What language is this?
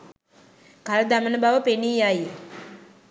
Sinhala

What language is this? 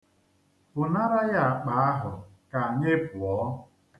Igbo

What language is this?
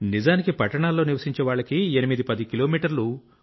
Telugu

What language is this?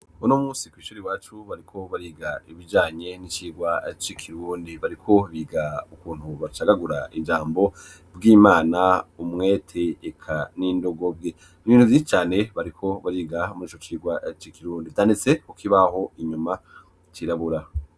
Rundi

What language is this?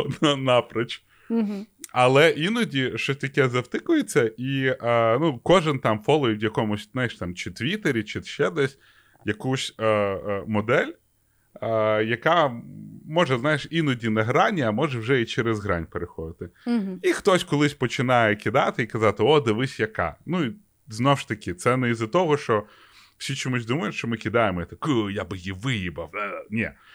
Ukrainian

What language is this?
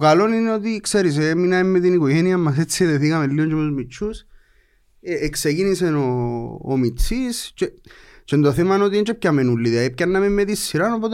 Greek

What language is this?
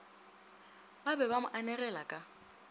Northern Sotho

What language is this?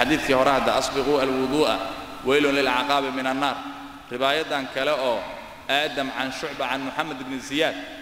Arabic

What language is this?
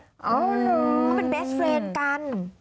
Thai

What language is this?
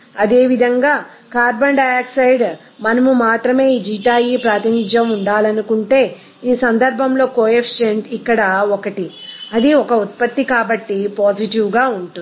Telugu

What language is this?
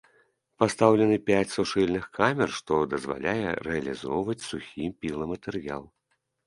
Belarusian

